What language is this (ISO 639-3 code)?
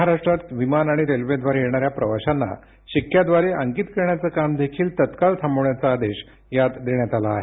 mar